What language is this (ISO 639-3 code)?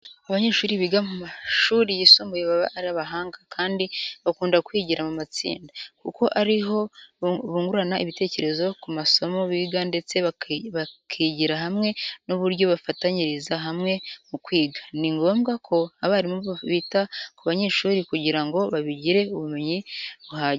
kin